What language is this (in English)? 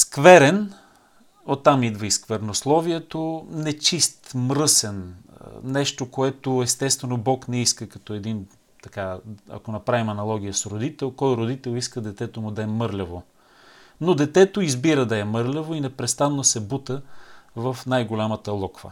Bulgarian